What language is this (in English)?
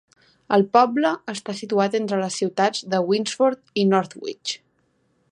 Catalan